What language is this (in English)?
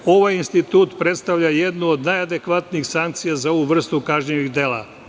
Serbian